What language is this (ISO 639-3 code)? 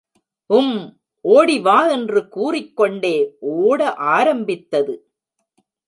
tam